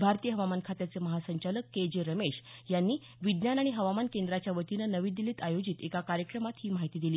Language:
Marathi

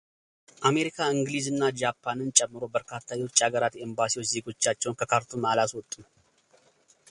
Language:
Amharic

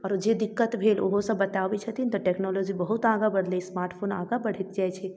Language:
Maithili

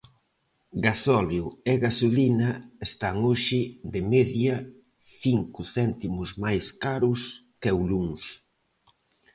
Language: Galician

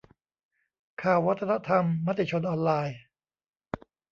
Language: Thai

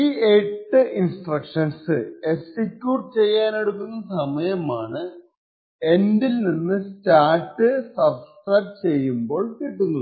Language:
Malayalam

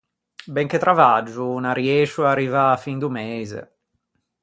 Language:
Ligurian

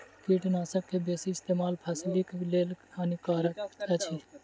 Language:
Maithili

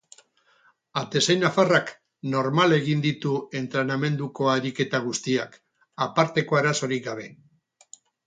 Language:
Basque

